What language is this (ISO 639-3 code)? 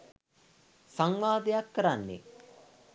sin